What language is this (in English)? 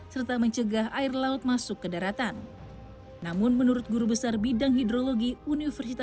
Indonesian